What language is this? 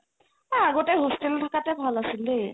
Assamese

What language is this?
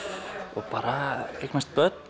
Icelandic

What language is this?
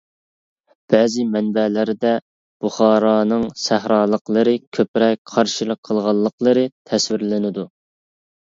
Uyghur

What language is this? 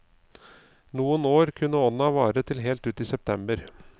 Norwegian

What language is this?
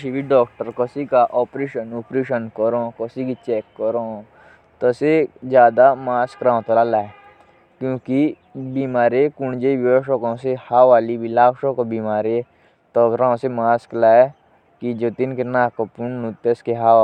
Jaunsari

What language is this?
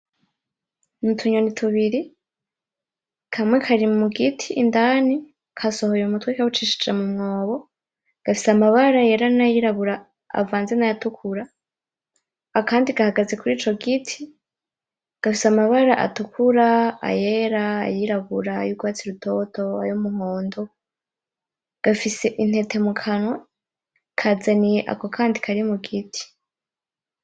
Rundi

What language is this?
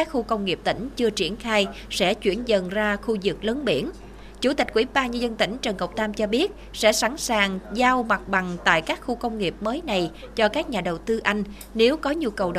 Vietnamese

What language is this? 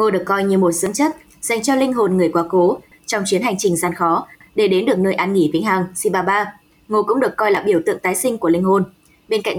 Vietnamese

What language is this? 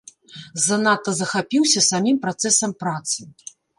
Belarusian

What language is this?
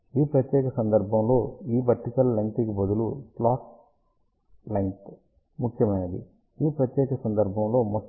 Telugu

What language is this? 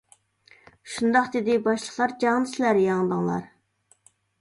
Uyghur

